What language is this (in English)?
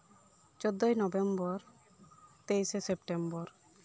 Santali